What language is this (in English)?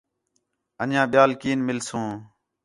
Khetrani